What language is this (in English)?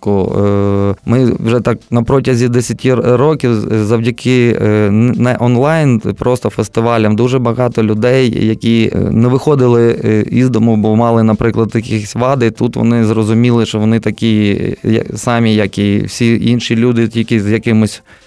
Ukrainian